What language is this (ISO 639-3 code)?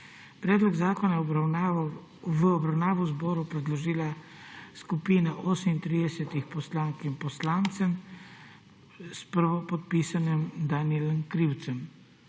slv